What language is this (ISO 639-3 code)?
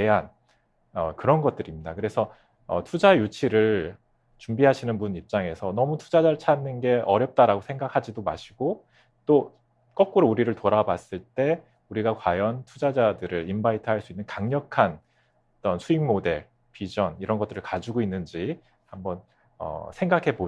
kor